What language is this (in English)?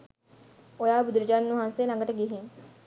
Sinhala